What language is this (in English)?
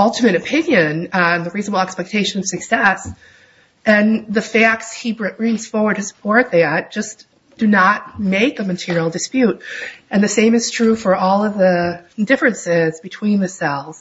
English